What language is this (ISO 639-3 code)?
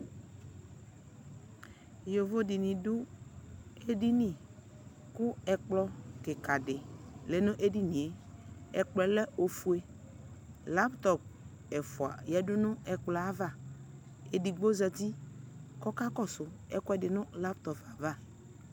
kpo